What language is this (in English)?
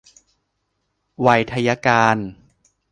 Thai